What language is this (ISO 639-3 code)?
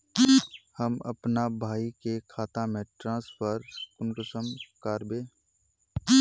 mag